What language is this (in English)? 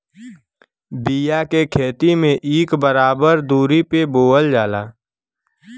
Bhojpuri